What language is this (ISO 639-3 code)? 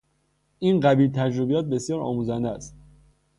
fas